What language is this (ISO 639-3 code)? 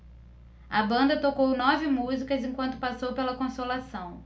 por